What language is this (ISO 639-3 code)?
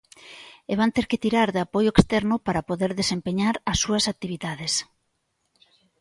glg